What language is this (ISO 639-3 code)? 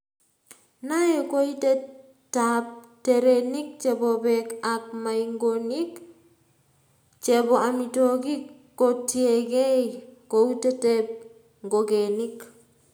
kln